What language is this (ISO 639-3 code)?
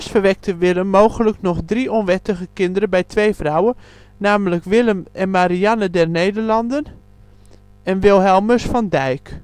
nld